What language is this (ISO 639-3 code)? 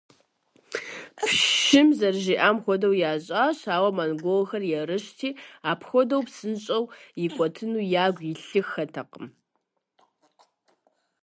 kbd